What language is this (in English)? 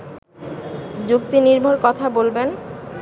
Bangla